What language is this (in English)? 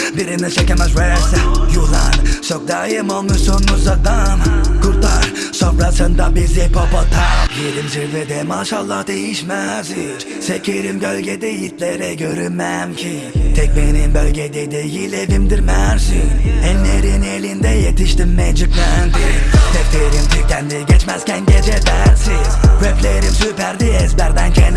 Turkish